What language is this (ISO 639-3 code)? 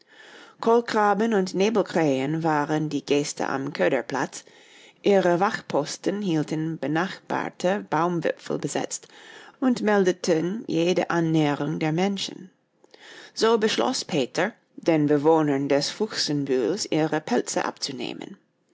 deu